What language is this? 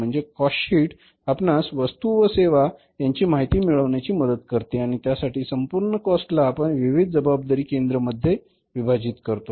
Marathi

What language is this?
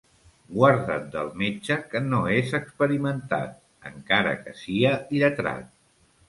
Catalan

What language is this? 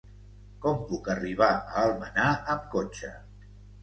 Catalan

